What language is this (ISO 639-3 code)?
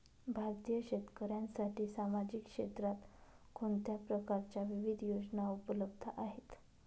mar